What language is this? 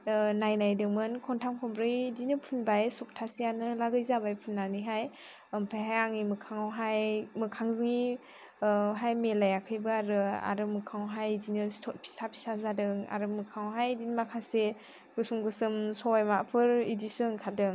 Bodo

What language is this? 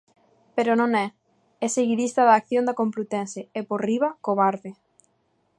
Galician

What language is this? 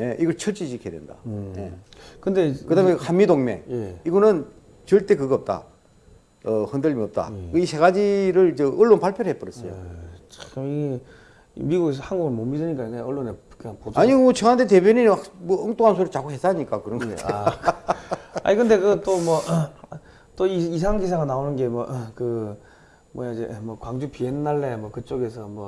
Korean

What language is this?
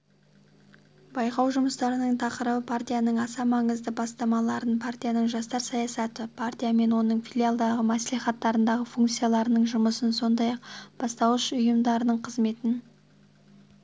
Kazakh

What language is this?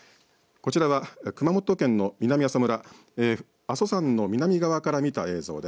Japanese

